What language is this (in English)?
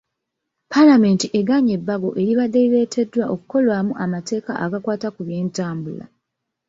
Ganda